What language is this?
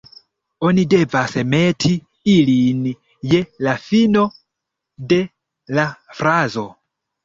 Esperanto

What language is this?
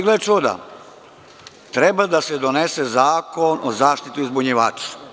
Serbian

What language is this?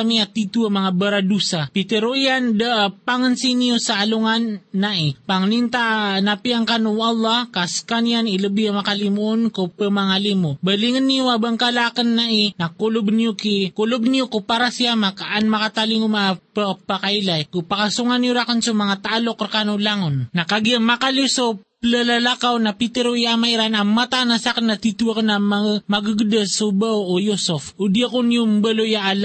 Filipino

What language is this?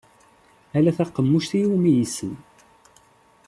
Kabyle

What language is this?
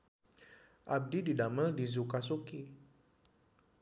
Sundanese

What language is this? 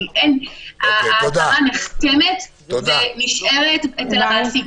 Hebrew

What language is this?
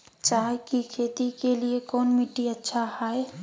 Magahi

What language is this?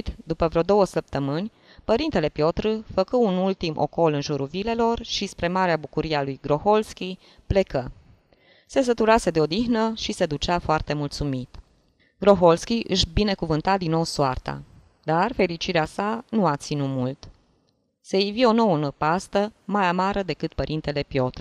Romanian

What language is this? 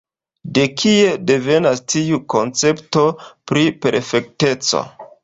Esperanto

